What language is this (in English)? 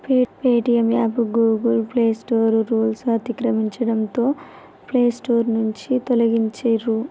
Telugu